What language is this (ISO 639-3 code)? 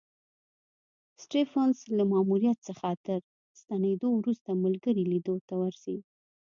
pus